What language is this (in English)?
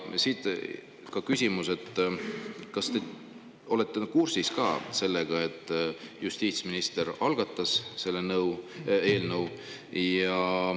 Estonian